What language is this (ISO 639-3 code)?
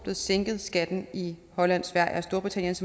dan